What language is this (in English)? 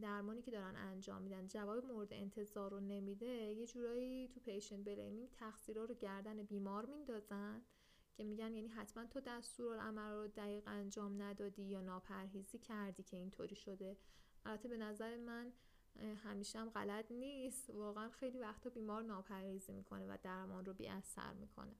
Persian